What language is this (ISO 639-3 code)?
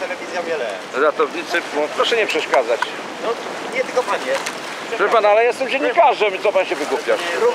pol